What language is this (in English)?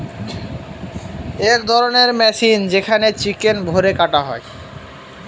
Bangla